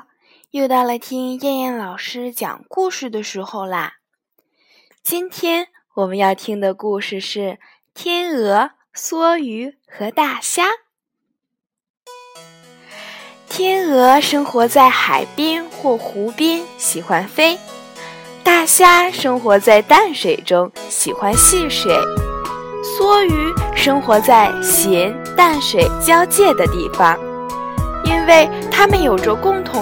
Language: Chinese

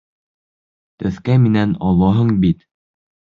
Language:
Bashkir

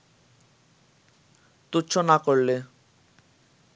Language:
Bangla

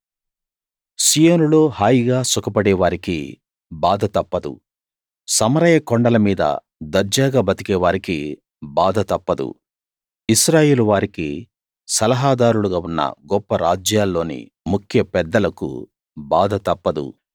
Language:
Telugu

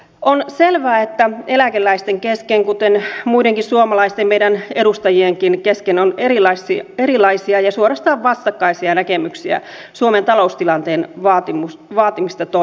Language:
Finnish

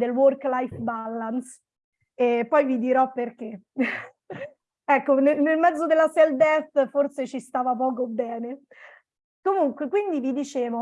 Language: Italian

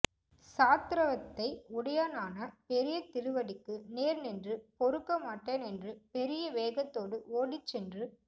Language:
Tamil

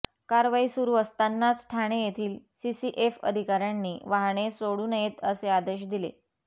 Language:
Marathi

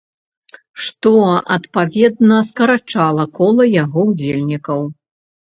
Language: Belarusian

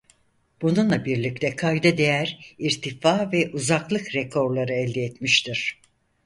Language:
Turkish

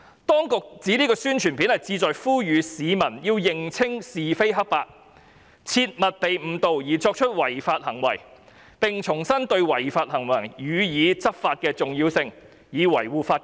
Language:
Cantonese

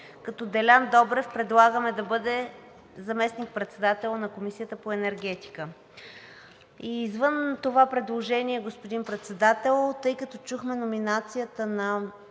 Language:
Bulgarian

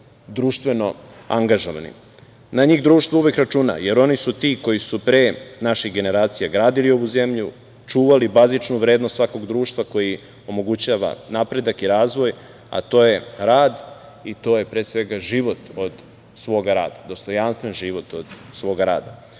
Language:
Serbian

